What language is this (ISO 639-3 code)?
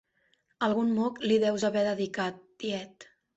cat